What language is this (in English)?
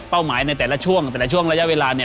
Thai